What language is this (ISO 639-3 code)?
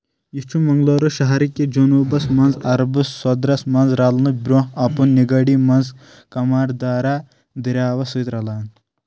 kas